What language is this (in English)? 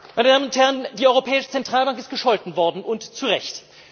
German